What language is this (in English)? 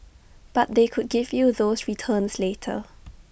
English